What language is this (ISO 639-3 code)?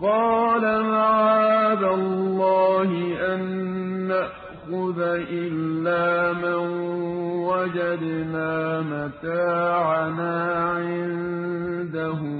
ara